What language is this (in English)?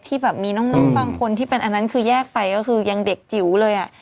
Thai